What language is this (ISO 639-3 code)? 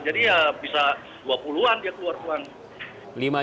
ind